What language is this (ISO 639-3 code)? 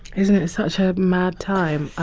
eng